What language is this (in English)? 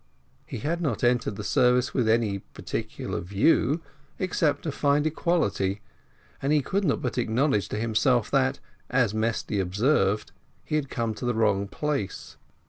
English